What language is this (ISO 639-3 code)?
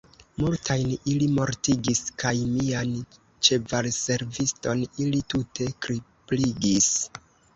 epo